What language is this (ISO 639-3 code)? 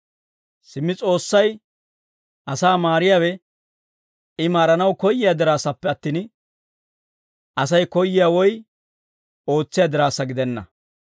dwr